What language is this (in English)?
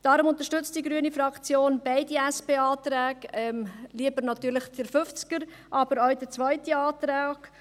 Swiss German